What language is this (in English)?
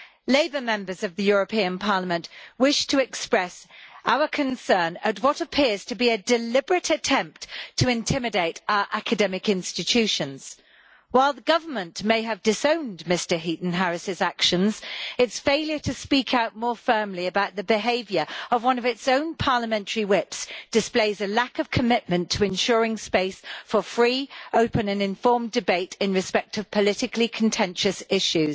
English